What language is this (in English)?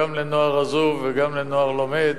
Hebrew